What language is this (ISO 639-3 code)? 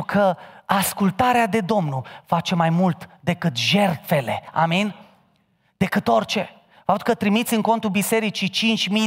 ron